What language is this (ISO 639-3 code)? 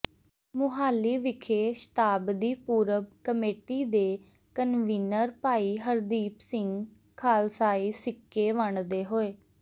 pan